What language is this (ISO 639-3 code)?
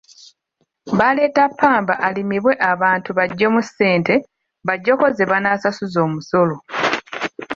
lug